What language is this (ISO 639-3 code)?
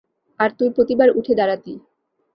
ben